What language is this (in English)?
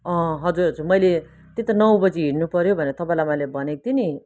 Nepali